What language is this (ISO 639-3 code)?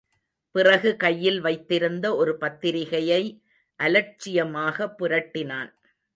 tam